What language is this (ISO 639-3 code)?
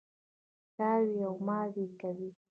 pus